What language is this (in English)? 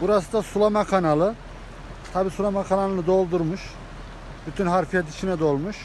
Turkish